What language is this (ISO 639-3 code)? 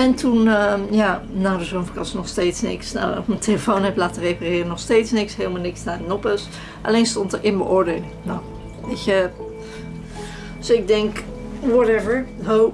nld